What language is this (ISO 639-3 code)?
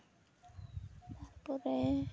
sat